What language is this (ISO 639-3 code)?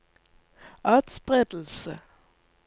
nor